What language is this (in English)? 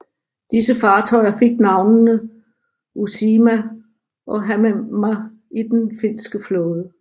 Danish